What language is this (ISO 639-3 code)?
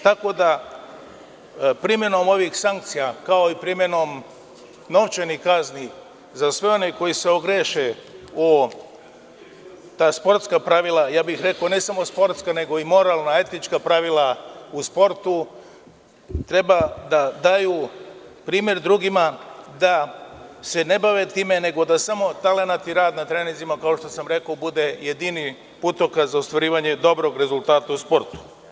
srp